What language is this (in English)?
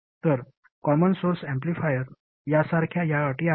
Marathi